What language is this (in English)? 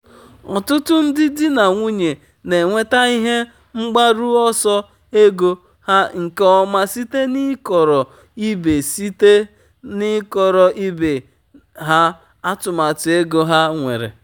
Igbo